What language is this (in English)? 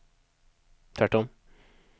Swedish